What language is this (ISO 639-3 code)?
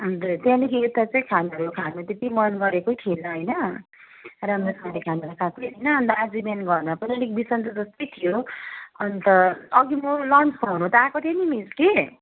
nep